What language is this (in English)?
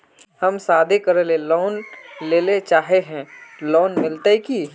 Magahi